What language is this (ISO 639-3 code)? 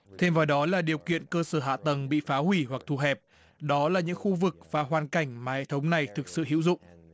vie